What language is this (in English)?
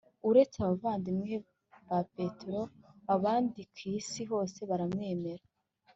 Kinyarwanda